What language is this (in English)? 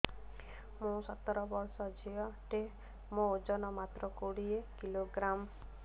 Odia